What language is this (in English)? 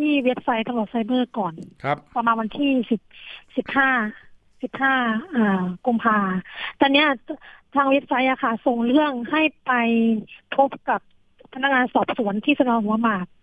Thai